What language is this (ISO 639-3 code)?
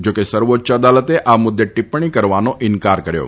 guj